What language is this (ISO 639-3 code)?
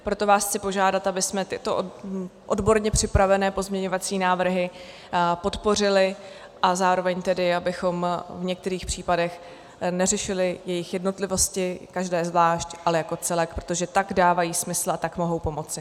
ces